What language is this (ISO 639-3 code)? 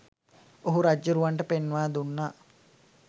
sin